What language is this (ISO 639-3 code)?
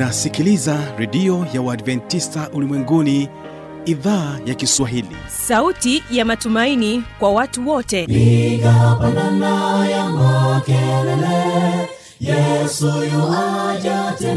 swa